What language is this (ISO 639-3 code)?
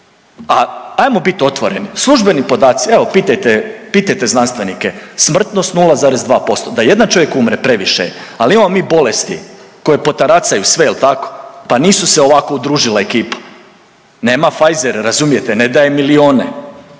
hrv